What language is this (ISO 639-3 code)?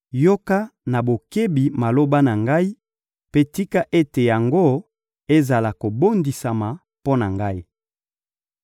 lin